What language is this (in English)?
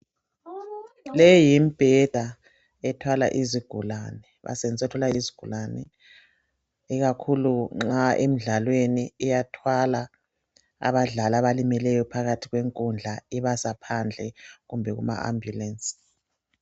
North Ndebele